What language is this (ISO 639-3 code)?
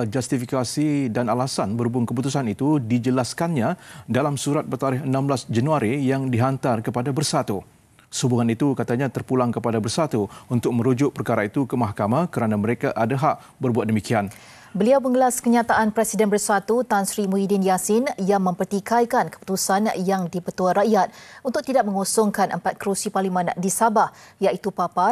msa